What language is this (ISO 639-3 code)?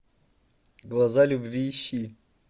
rus